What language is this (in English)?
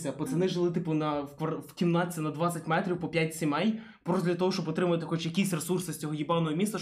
Ukrainian